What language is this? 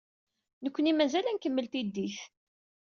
Kabyle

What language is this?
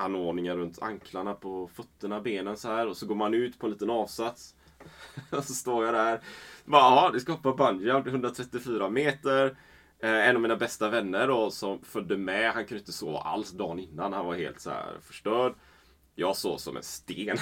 Swedish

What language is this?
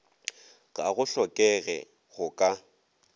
Northern Sotho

